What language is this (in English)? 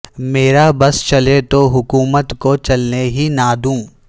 Urdu